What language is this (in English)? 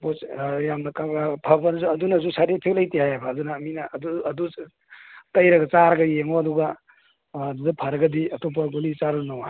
Manipuri